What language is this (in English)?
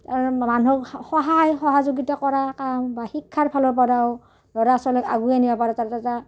Assamese